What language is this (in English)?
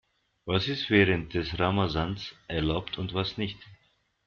German